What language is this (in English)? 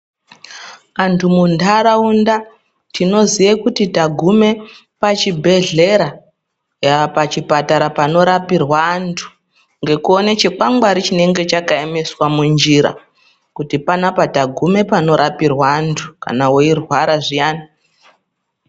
Ndau